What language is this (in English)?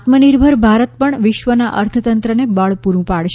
Gujarati